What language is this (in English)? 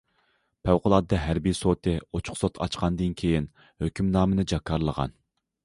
Uyghur